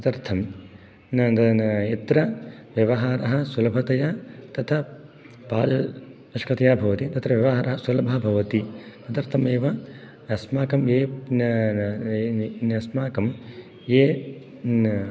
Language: Sanskrit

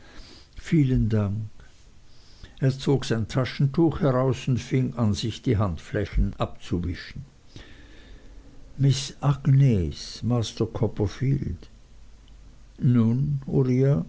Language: German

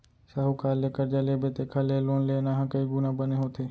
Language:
Chhattisgarhi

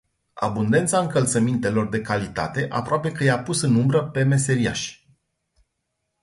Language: Romanian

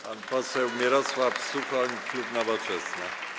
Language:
Polish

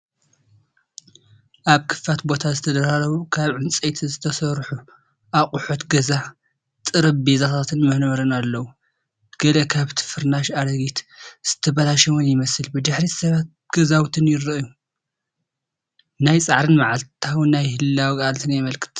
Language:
Tigrinya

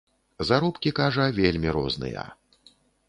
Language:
Belarusian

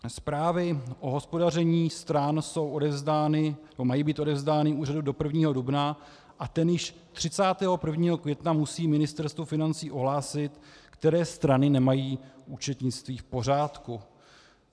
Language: Czech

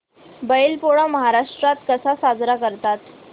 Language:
Marathi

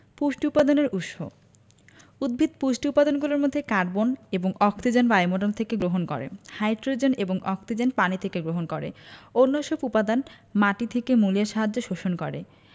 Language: Bangla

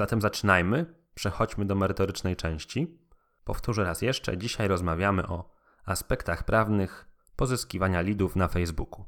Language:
Polish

